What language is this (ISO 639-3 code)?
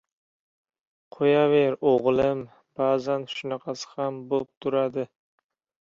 uzb